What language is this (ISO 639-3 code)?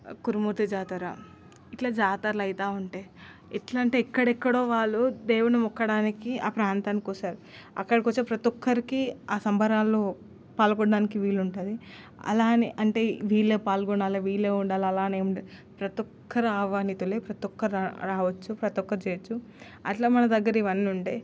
tel